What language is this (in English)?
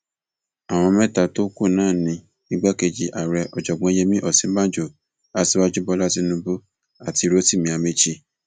Yoruba